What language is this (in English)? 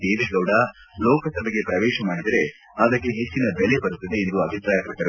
Kannada